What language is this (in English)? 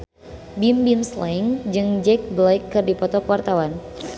Sundanese